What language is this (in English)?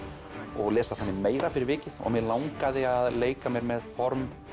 Icelandic